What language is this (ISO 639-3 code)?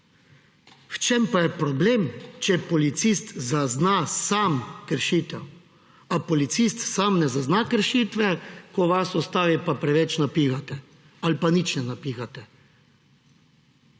slv